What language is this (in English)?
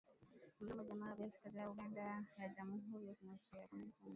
Swahili